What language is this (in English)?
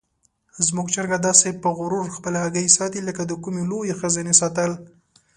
Pashto